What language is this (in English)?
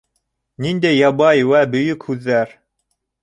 Bashkir